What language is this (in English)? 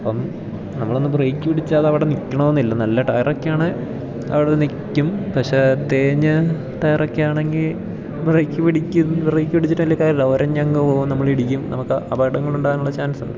Malayalam